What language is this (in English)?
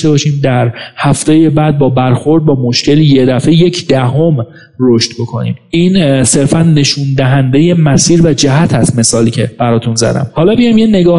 Persian